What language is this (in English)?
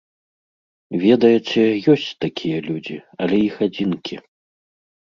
Belarusian